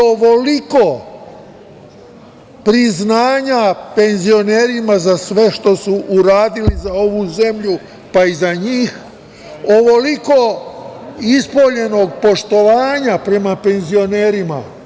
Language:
Serbian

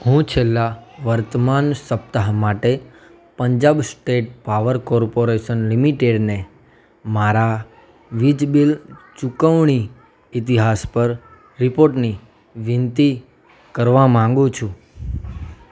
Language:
Gujarati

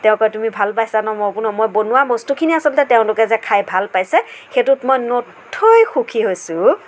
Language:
Assamese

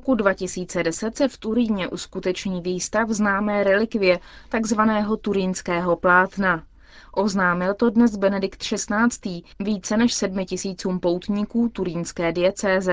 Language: Czech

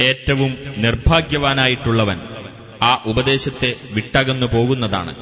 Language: Malayalam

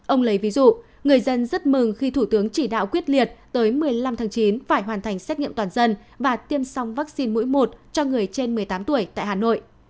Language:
Vietnamese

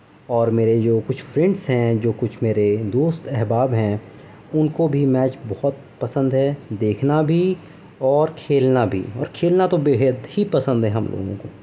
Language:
Urdu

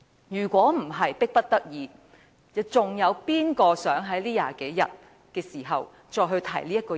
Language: Cantonese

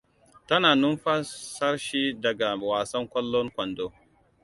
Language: Hausa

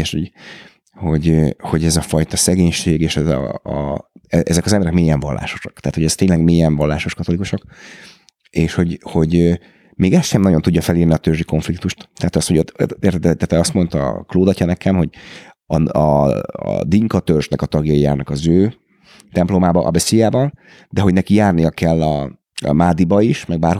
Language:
Hungarian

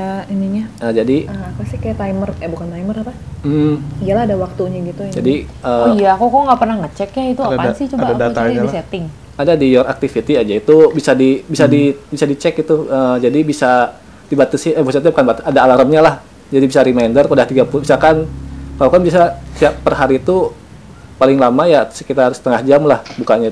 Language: Indonesian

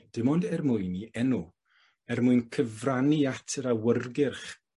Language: Welsh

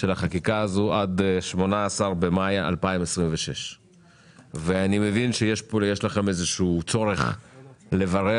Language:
Hebrew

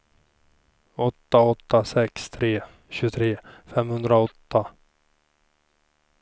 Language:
Swedish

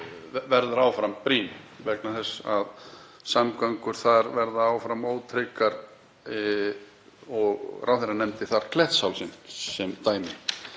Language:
Icelandic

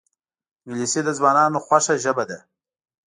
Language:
Pashto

